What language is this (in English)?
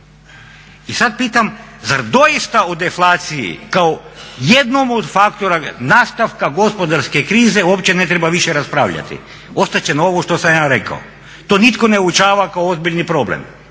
Croatian